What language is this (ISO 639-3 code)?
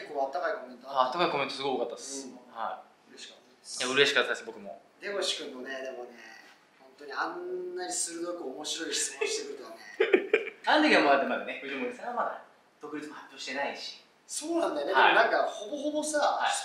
jpn